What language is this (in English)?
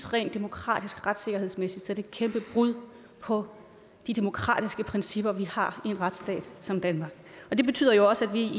Danish